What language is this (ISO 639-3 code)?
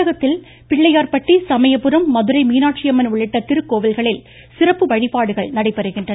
tam